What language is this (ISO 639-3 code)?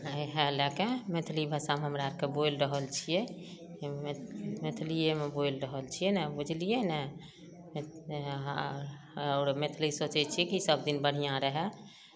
mai